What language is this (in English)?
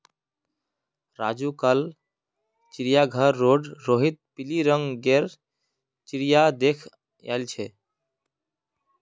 Magahi